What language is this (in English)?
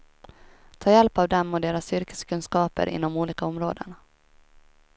Swedish